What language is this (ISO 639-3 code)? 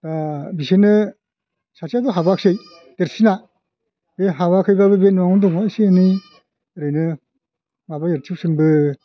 brx